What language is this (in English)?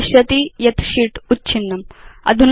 Sanskrit